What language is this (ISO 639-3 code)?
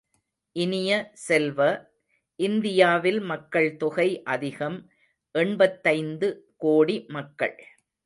tam